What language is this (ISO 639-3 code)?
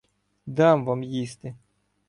ukr